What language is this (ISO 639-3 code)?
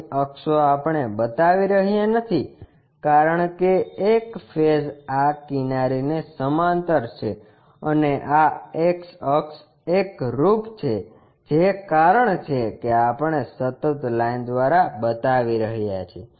guj